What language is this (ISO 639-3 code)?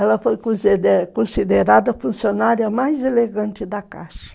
por